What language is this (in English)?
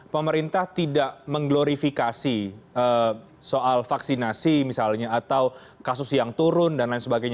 Indonesian